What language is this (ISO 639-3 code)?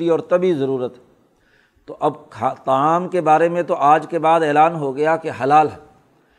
urd